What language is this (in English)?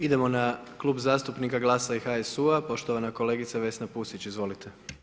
Croatian